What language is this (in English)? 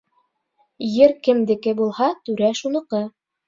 Bashkir